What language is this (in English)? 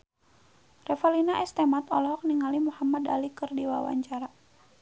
Sundanese